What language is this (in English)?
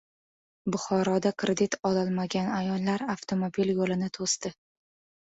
Uzbek